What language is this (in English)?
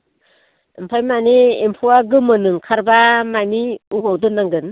Bodo